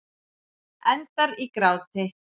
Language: Icelandic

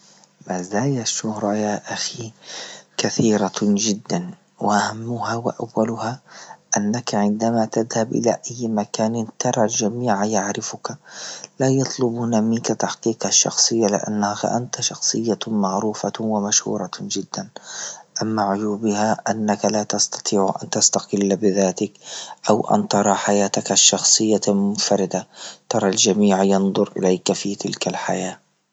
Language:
Libyan Arabic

